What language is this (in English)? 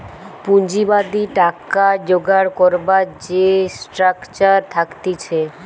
Bangla